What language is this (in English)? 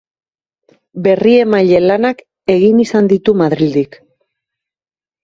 Basque